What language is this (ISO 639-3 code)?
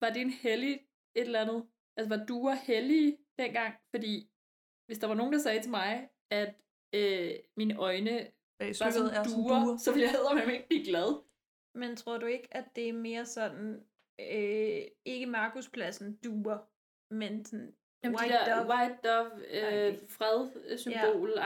dan